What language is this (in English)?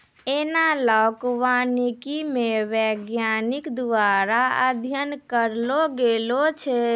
Maithili